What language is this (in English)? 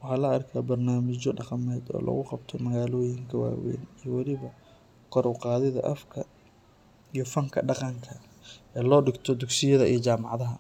Somali